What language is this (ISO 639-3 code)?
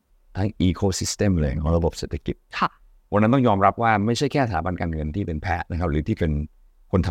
tha